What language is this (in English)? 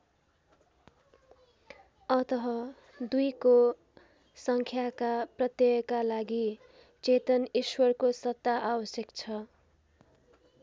Nepali